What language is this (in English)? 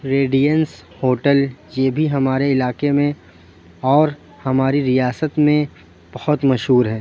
Urdu